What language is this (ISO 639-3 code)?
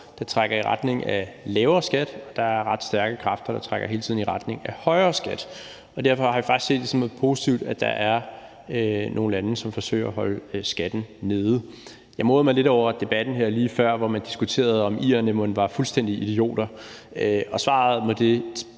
dan